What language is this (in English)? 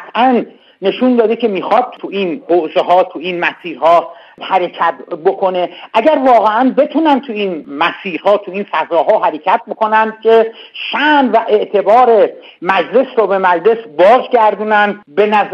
Persian